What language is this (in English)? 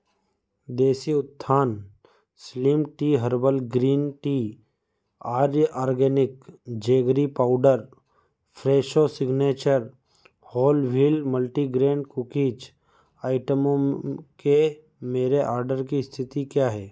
Hindi